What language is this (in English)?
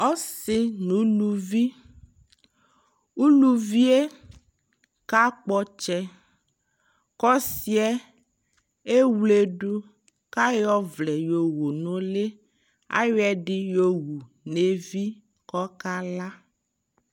Ikposo